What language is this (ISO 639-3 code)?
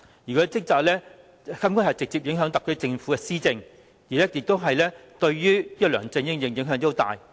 yue